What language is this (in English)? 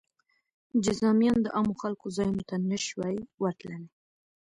Pashto